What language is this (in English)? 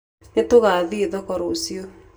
Kikuyu